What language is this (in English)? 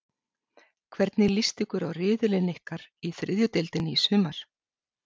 Icelandic